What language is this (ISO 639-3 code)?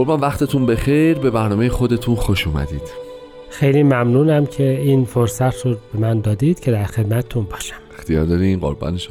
fas